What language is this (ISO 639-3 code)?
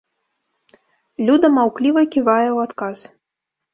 bel